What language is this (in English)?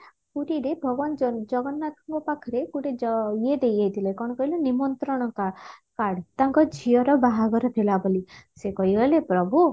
Odia